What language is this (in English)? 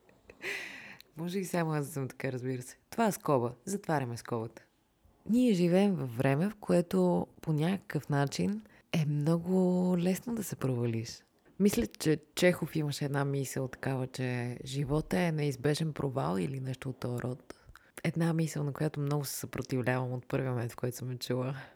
Bulgarian